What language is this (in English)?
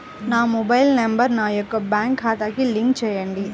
Telugu